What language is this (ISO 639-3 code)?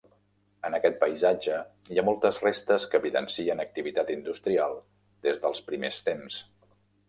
cat